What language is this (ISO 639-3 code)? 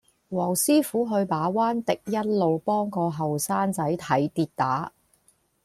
yue